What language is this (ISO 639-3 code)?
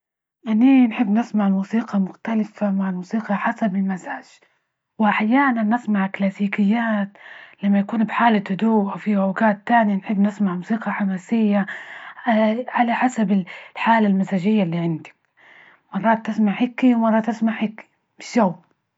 ayl